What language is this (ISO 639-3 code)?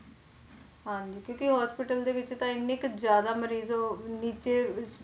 pan